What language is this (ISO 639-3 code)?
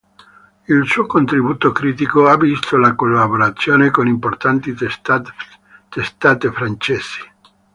ita